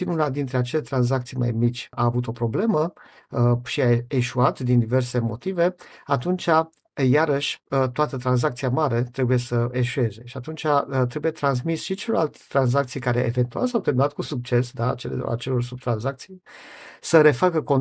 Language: Romanian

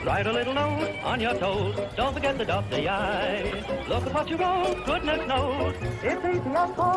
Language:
Russian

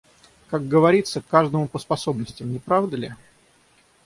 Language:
Russian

